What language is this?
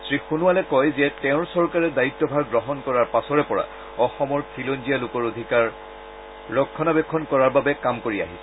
Assamese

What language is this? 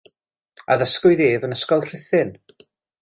Welsh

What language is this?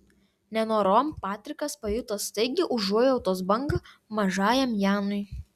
Lithuanian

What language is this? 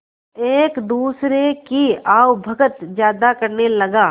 Hindi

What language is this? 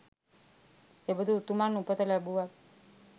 Sinhala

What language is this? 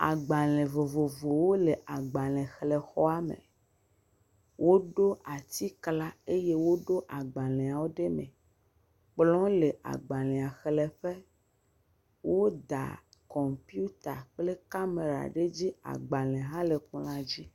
Ewe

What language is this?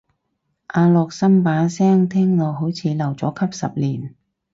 Cantonese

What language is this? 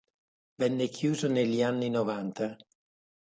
Italian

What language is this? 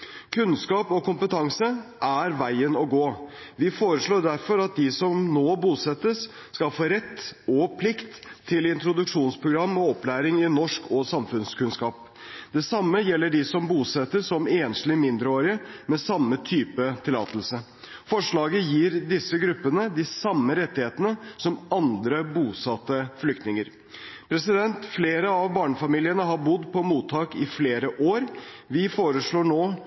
Norwegian Bokmål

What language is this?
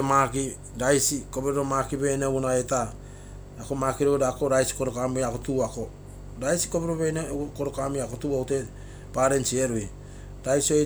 Terei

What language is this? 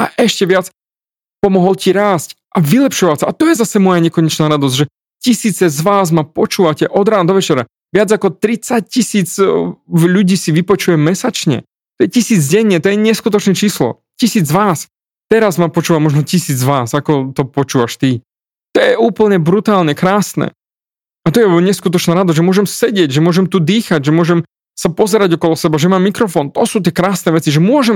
Slovak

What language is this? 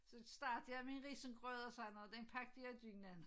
Danish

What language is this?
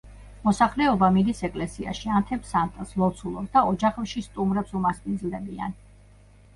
Georgian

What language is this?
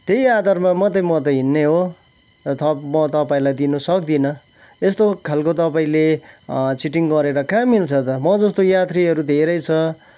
Nepali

